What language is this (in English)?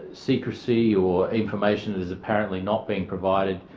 English